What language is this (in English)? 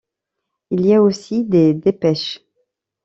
French